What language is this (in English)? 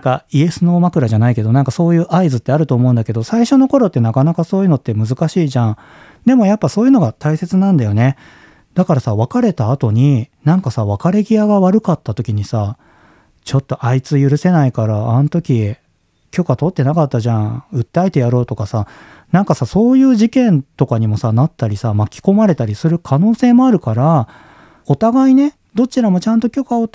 Japanese